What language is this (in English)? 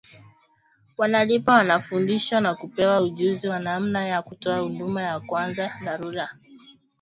Swahili